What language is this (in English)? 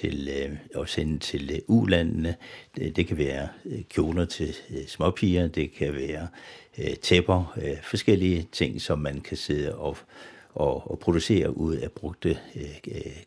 Danish